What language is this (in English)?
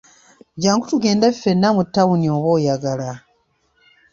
Ganda